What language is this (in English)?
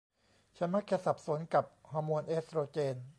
Thai